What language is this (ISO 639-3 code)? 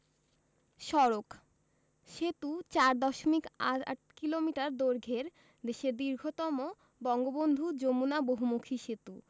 ben